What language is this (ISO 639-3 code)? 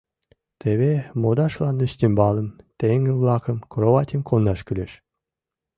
chm